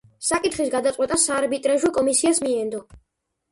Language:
Georgian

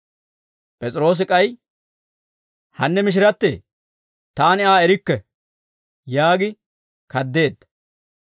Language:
Dawro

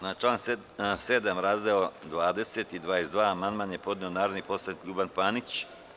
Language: Serbian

